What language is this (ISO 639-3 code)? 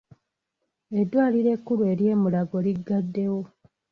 lug